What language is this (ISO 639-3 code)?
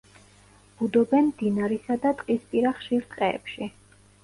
kat